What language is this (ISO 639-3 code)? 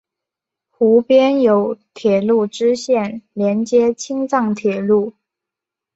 zho